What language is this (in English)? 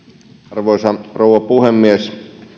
Finnish